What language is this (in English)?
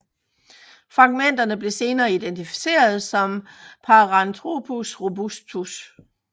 Danish